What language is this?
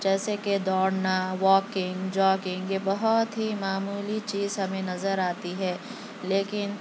Urdu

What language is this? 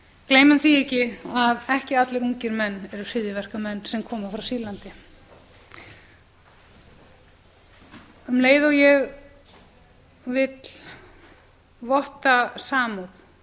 Icelandic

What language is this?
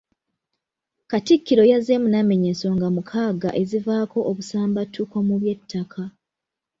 Ganda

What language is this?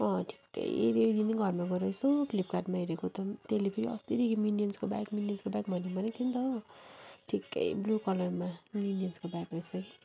Nepali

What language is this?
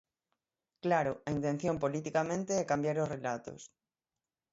Galician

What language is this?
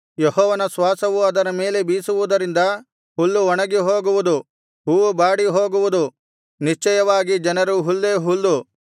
Kannada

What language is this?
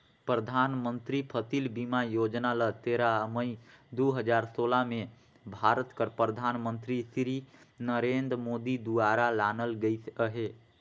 Chhattisgarhi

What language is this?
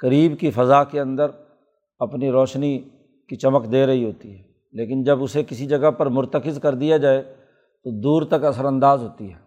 Urdu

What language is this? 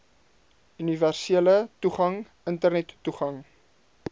Afrikaans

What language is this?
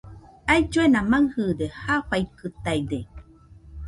Nüpode Huitoto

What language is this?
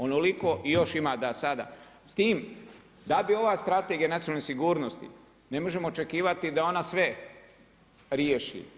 Croatian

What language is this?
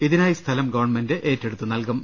Malayalam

